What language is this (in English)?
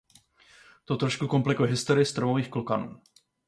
Czech